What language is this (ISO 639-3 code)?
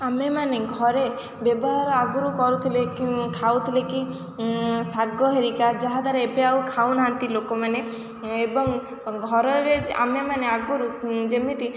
ori